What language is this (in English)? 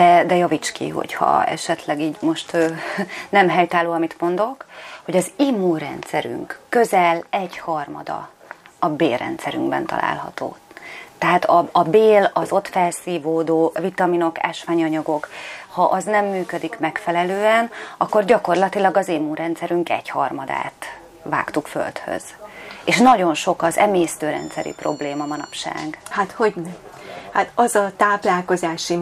Hungarian